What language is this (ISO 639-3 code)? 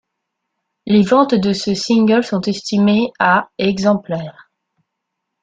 fra